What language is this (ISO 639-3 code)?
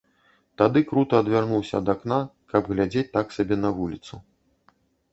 bel